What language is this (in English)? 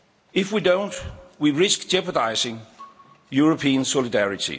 English